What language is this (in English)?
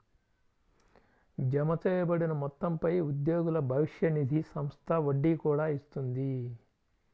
Telugu